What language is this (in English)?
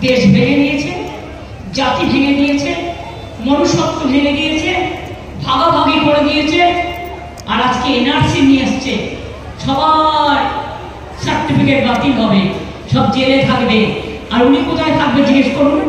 Bangla